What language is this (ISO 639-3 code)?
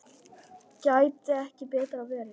isl